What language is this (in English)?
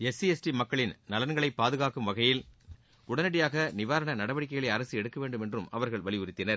Tamil